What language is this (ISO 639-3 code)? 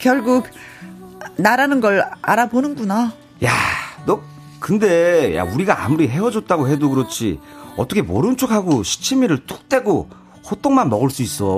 kor